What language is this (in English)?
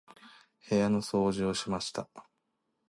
Japanese